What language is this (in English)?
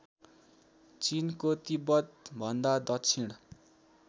Nepali